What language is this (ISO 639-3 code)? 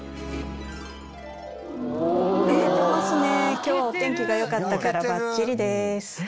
jpn